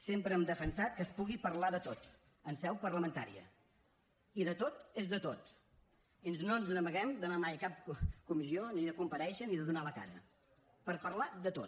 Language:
Catalan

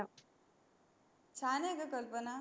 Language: Marathi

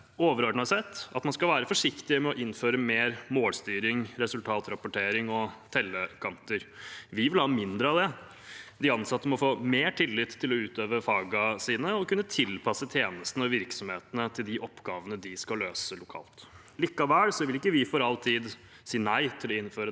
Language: Norwegian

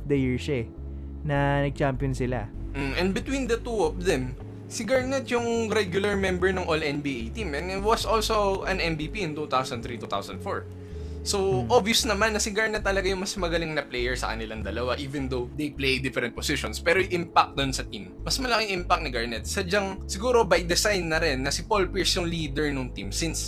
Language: Filipino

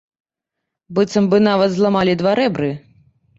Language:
Belarusian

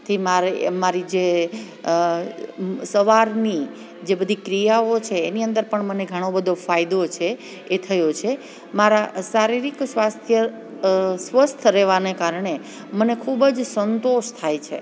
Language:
Gujarati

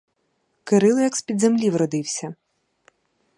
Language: Ukrainian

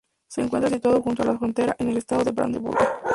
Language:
Spanish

